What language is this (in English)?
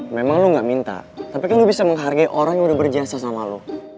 Indonesian